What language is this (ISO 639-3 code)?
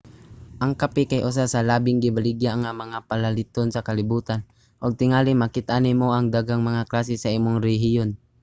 ceb